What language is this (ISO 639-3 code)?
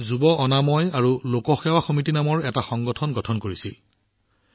asm